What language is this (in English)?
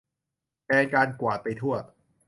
Thai